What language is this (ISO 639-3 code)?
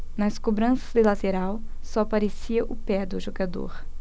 por